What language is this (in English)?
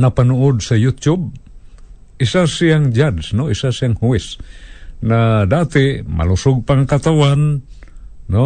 Filipino